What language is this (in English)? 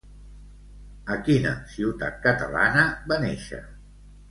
Catalan